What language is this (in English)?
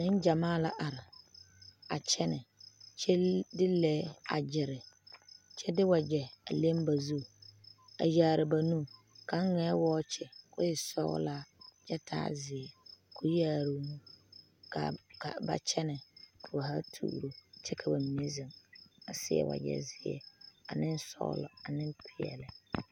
Southern Dagaare